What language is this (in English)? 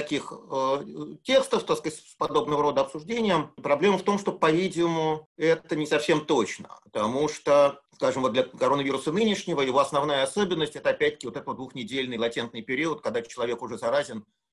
Russian